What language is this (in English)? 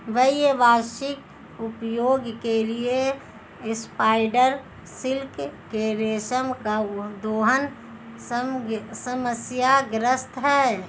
Hindi